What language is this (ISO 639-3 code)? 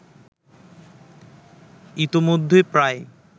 ben